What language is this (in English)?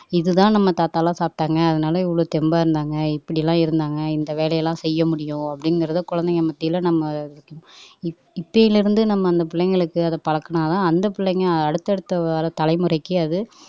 Tamil